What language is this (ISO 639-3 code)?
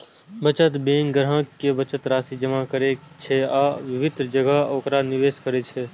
mai